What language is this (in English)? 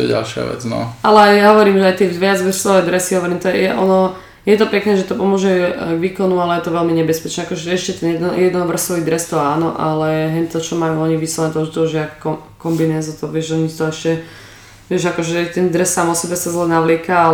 Slovak